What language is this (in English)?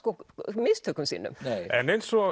Icelandic